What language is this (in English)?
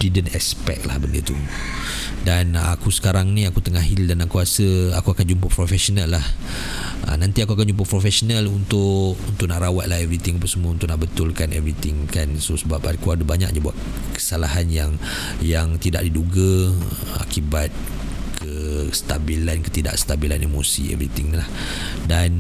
Malay